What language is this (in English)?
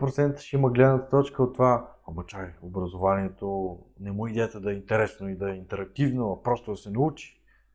Bulgarian